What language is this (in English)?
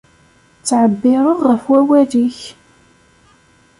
Kabyle